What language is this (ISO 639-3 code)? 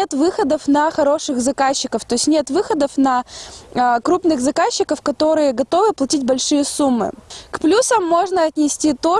rus